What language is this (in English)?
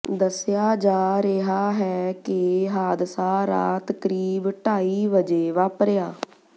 Punjabi